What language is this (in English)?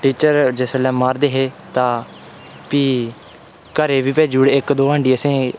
Dogri